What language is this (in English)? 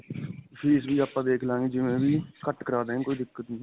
Punjabi